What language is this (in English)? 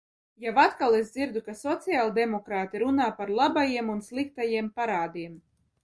Latvian